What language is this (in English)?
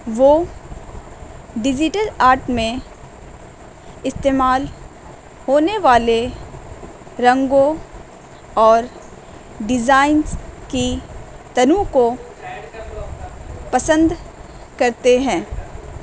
Urdu